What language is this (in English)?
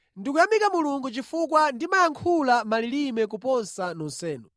Nyanja